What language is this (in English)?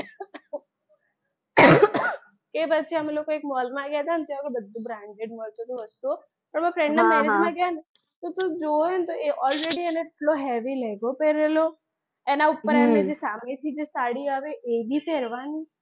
Gujarati